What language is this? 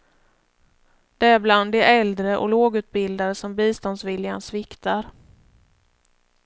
Swedish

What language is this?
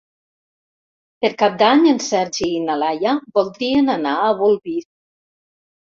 Catalan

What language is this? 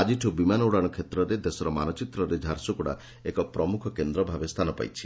Odia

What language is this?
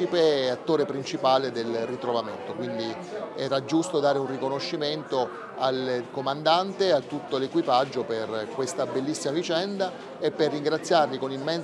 Italian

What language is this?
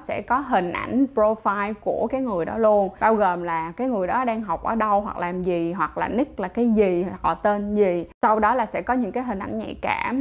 Vietnamese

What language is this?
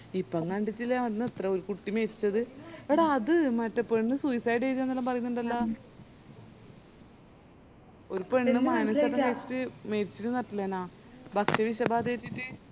Malayalam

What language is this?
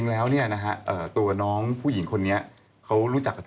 Thai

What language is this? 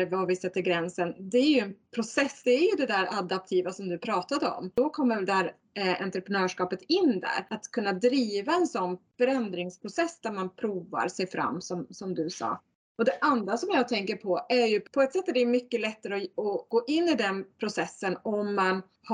Swedish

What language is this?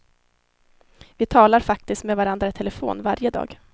Swedish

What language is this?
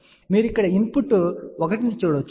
Telugu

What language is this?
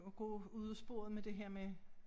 Danish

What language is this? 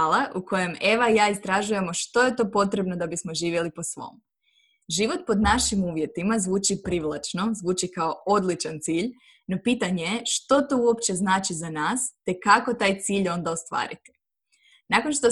Croatian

